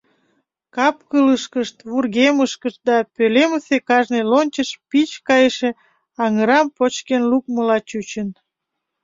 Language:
Mari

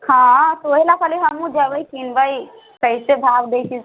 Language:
Maithili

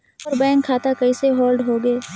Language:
Chhattisgarhi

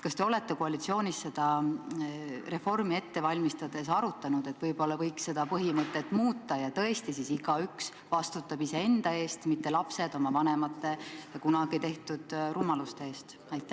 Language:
Estonian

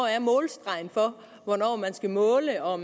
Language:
Danish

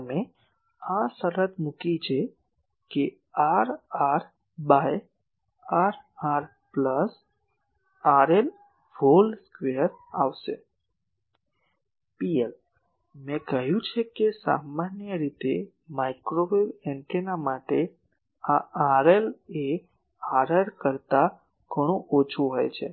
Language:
Gujarati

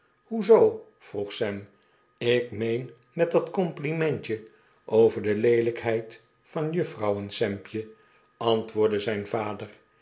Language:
Dutch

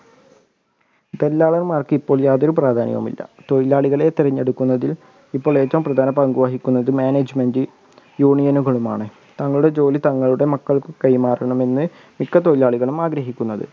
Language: Malayalam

